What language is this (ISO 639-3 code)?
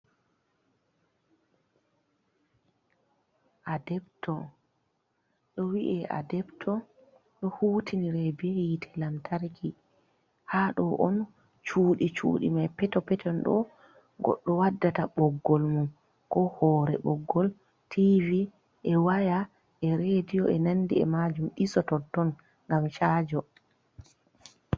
ful